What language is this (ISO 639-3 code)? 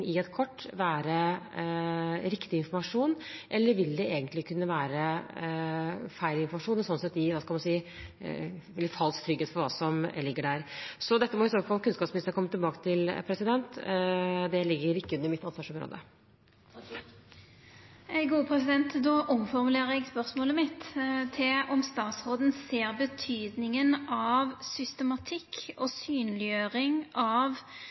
nor